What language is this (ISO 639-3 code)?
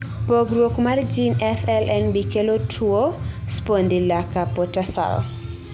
luo